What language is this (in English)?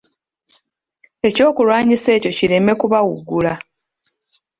Ganda